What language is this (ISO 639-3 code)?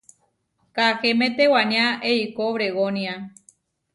var